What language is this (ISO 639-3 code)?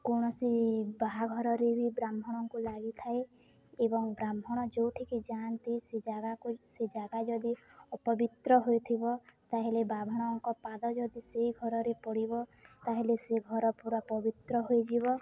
ori